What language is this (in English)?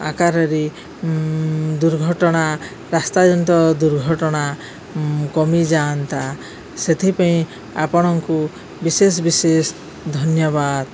Odia